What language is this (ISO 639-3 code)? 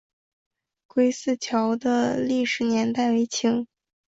zho